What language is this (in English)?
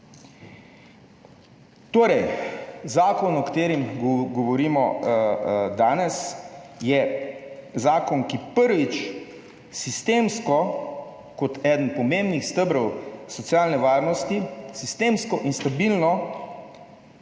Slovenian